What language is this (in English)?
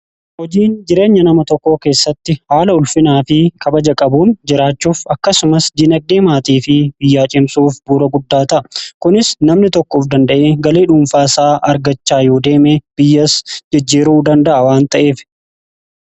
Oromo